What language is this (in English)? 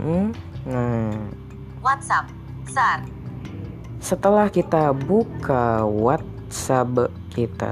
Indonesian